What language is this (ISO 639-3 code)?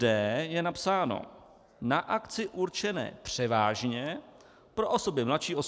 ces